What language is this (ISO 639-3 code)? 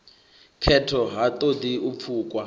ven